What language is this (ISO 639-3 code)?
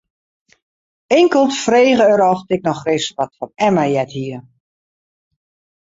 fry